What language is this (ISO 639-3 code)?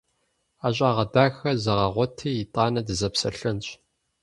kbd